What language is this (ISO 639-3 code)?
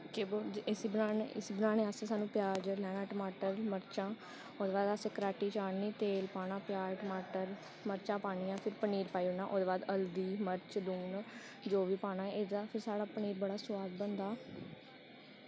doi